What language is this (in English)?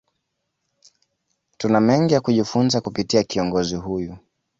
Swahili